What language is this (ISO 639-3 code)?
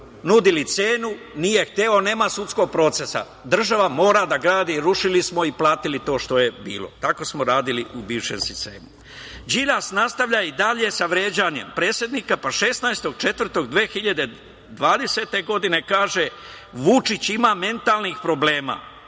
srp